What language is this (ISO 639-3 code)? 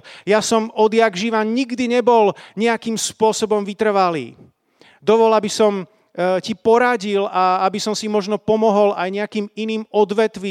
slk